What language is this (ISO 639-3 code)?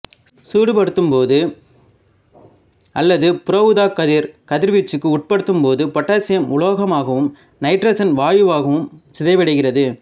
tam